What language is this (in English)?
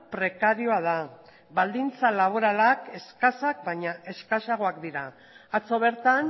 Basque